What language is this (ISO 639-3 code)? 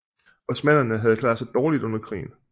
dan